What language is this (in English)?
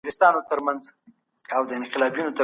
Pashto